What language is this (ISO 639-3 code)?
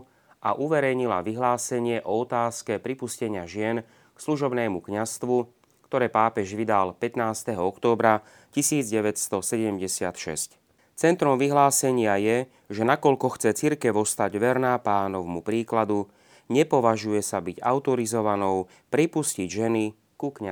slk